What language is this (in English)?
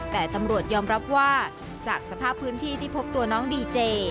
Thai